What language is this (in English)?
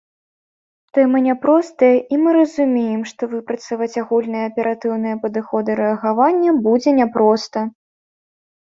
Belarusian